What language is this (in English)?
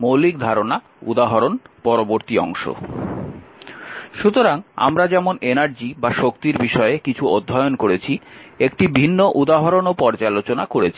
Bangla